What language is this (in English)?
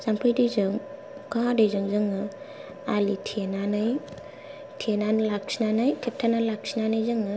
Bodo